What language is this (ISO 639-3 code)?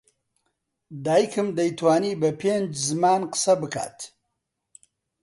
ckb